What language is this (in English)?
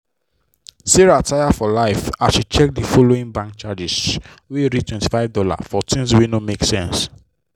Nigerian Pidgin